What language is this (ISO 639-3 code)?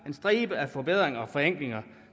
dan